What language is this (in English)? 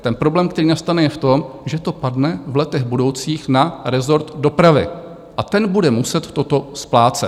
Czech